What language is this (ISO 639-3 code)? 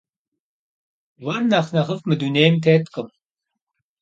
kbd